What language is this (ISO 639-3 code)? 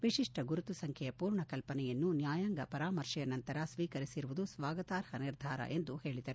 kan